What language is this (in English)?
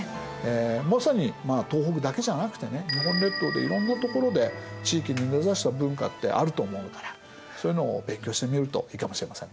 Japanese